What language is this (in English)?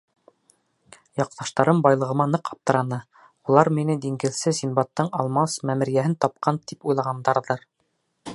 Bashkir